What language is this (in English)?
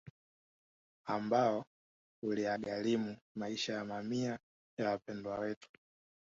Swahili